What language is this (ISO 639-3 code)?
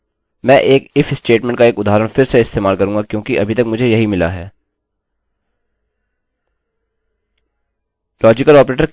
hin